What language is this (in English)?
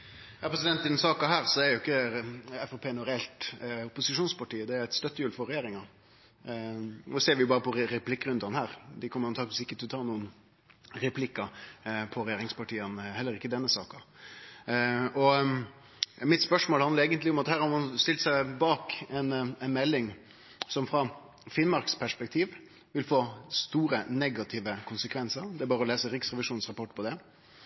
Norwegian Nynorsk